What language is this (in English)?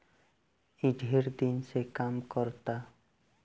Bhojpuri